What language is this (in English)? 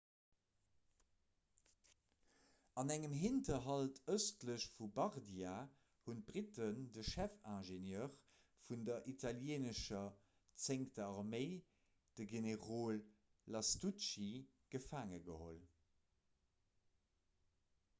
Luxembourgish